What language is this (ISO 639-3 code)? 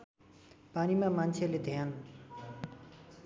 nep